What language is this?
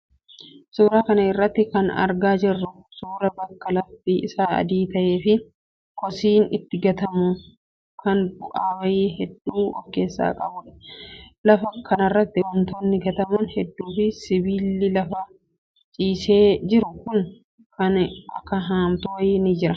Oromo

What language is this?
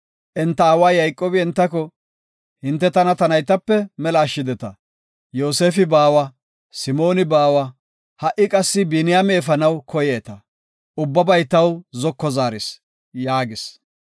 Gofa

